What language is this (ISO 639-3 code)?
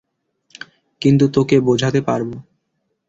ben